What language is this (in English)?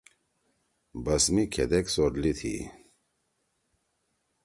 Torwali